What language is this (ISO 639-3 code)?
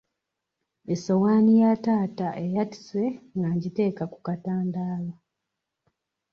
lug